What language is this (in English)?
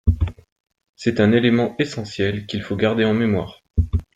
French